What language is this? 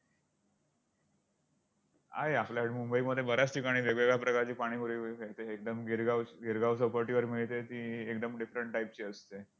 Marathi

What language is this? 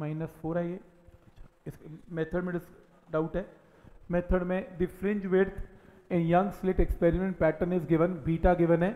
Hindi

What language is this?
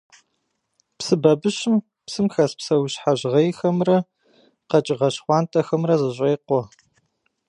Kabardian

